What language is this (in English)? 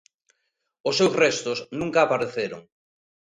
Galician